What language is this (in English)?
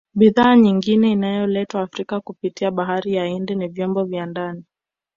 Swahili